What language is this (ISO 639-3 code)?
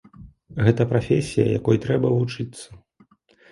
bel